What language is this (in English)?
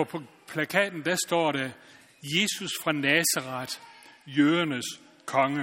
Danish